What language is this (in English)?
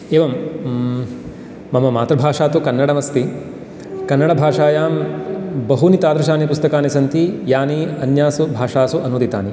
Sanskrit